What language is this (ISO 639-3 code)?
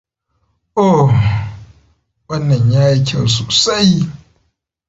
hau